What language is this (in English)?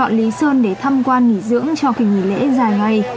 Vietnamese